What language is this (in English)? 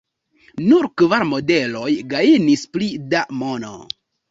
Esperanto